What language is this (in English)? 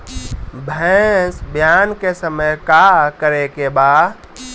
Bhojpuri